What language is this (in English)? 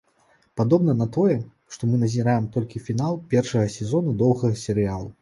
Belarusian